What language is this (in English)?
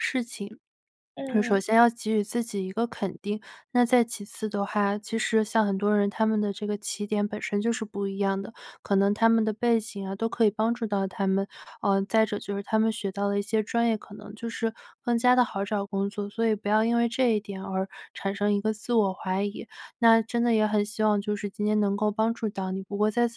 Chinese